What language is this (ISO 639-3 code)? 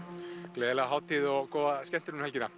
isl